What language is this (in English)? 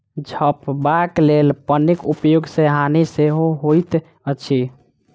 Maithili